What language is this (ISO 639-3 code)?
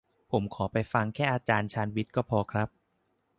tha